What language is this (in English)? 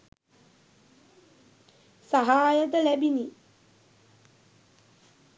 Sinhala